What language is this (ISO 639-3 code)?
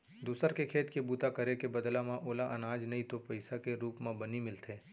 hne